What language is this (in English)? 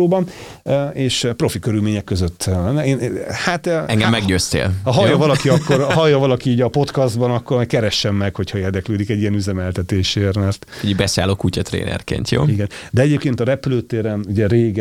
Hungarian